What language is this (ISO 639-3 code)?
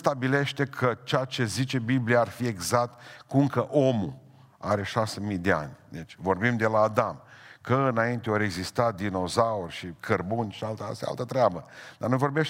ron